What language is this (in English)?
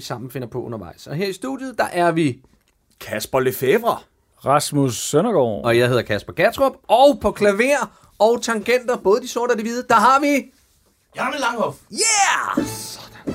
Danish